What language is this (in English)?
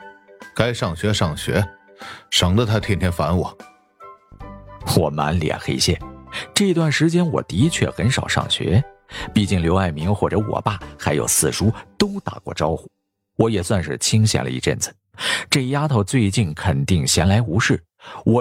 Chinese